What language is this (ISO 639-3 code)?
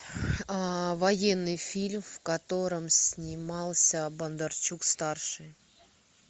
rus